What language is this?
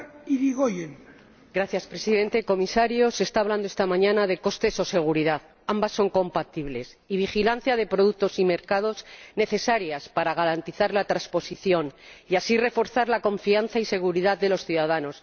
Spanish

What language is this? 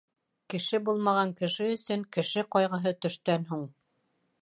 Bashkir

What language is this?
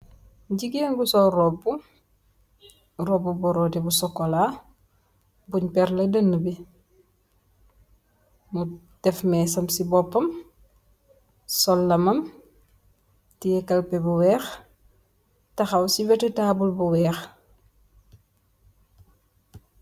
Wolof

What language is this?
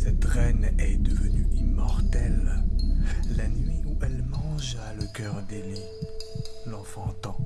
French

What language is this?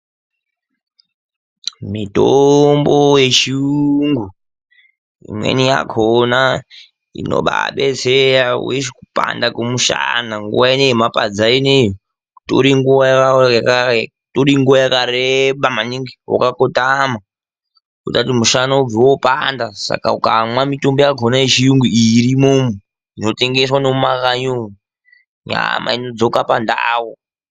Ndau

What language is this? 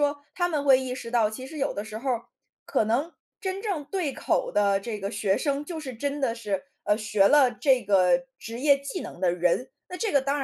Chinese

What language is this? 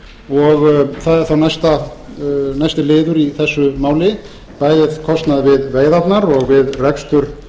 Icelandic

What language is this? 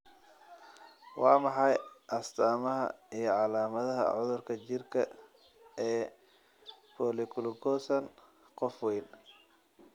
Somali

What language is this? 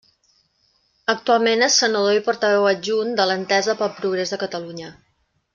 Catalan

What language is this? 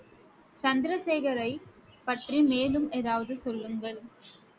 Tamil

